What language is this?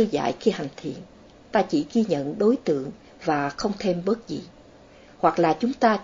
Vietnamese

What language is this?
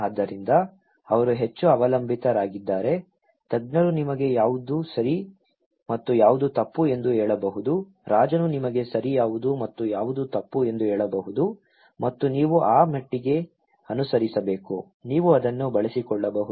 Kannada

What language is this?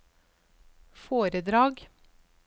Norwegian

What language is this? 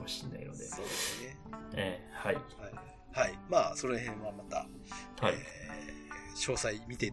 Japanese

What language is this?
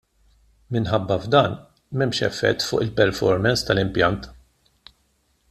Maltese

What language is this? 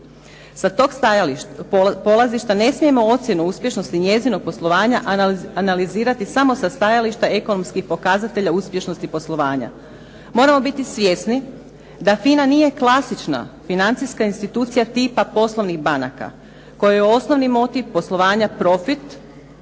Croatian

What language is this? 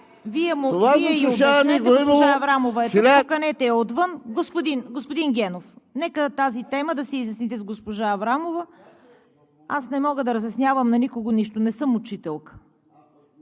Bulgarian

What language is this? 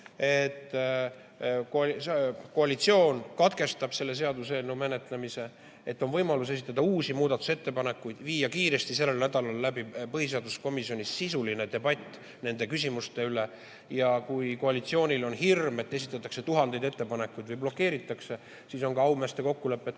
Estonian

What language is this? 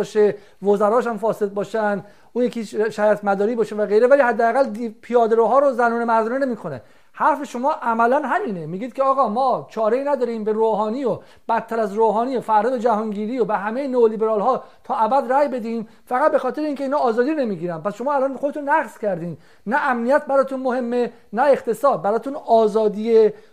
Persian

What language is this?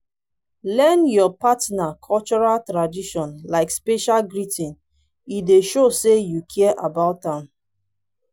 Nigerian Pidgin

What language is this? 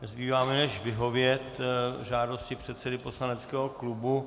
Czech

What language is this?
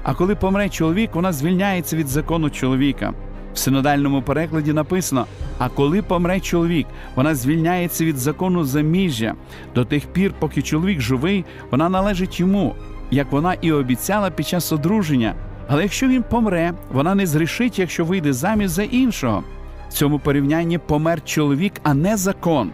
Ukrainian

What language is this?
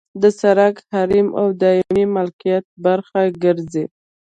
Pashto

